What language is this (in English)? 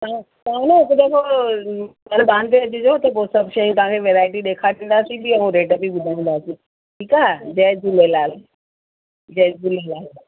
Sindhi